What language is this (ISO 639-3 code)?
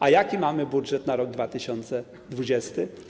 pol